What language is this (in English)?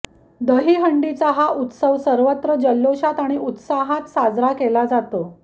Marathi